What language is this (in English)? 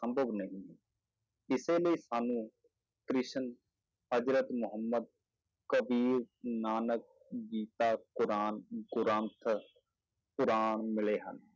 Punjabi